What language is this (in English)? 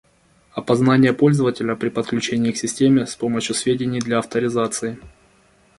Russian